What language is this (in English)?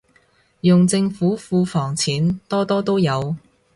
Cantonese